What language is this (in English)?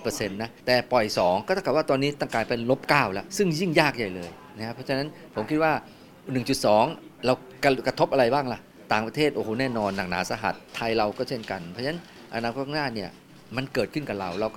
Thai